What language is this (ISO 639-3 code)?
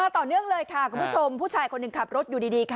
tha